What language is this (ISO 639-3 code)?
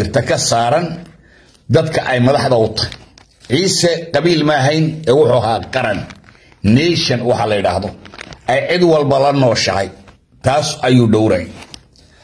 ara